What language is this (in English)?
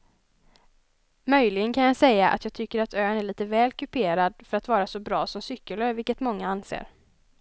Swedish